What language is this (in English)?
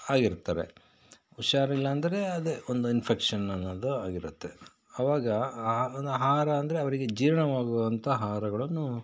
Kannada